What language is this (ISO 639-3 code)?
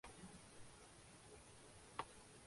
urd